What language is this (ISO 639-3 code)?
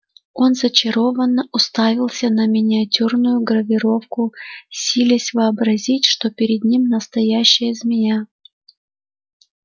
rus